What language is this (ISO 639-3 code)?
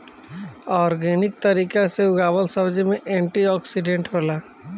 bho